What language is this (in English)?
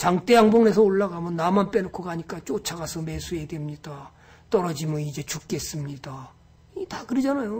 Korean